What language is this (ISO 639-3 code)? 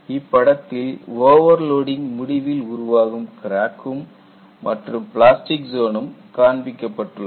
tam